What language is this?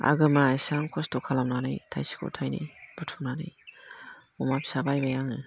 Bodo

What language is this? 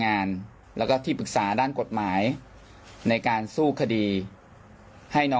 Thai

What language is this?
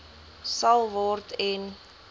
Afrikaans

